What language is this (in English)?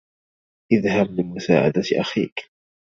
Arabic